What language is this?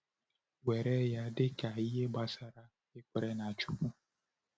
Igbo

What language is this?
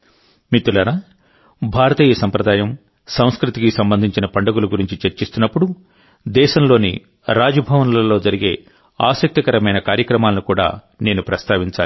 Telugu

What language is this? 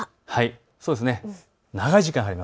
Japanese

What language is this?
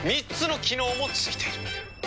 Japanese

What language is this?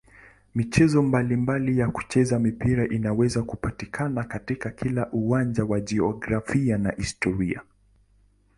Swahili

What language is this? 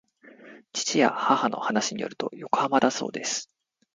Japanese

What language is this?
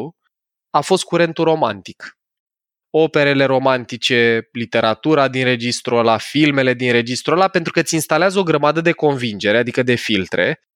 Romanian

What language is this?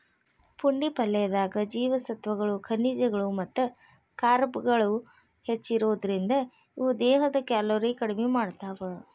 Kannada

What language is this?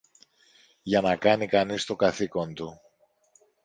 Greek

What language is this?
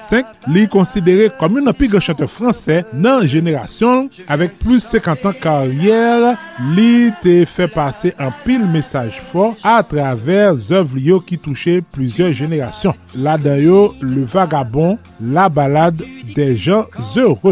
French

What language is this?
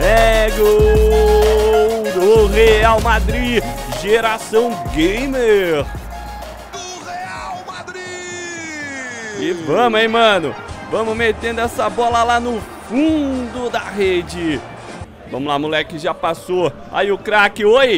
Portuguese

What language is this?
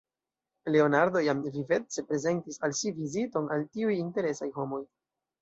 Esperanto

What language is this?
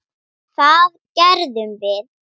Icelandic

